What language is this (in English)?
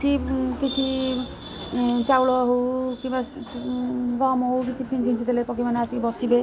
Odia